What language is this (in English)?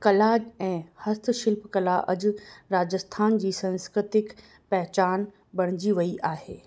Sindhi